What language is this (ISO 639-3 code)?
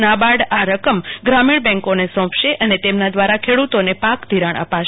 guj